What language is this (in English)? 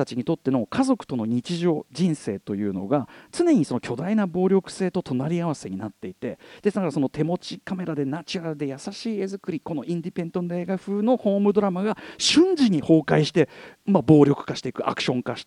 Japanese